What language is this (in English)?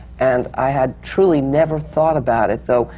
English